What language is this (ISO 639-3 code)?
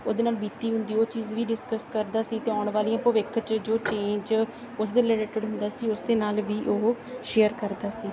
pan